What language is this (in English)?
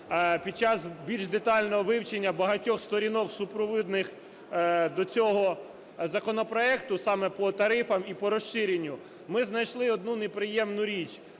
Ukrainian